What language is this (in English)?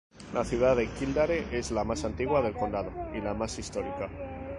Spanish